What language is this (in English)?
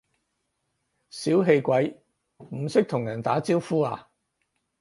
Cantonese